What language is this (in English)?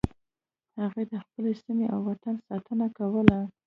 Pashto